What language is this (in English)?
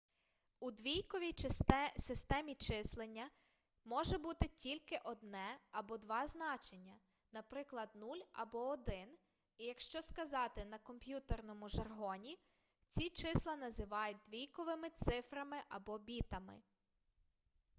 Ukrainian